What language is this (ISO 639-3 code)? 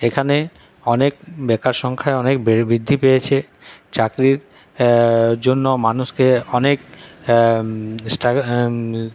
ben